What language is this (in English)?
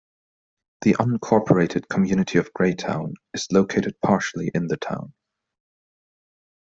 English